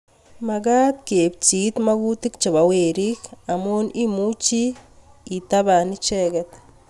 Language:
Kalenjin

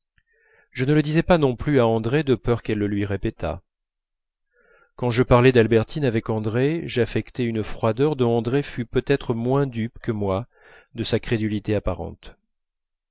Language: French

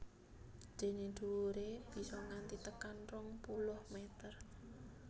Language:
Javanese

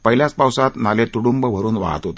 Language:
Marathi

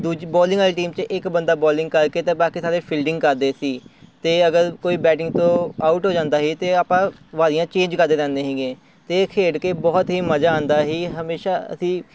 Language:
Punjabi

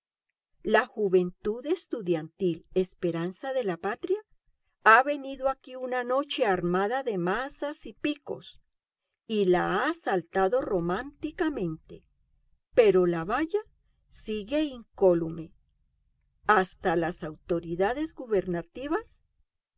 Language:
Spanish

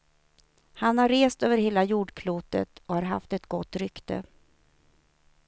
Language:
Swedish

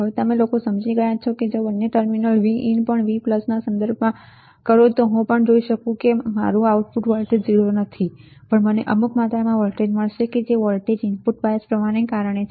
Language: Gujarati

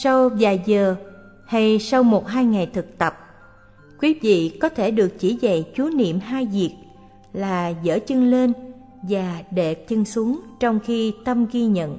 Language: Vietnamese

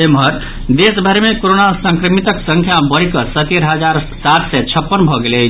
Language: Maithili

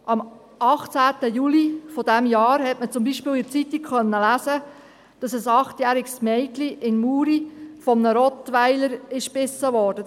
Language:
Swiss German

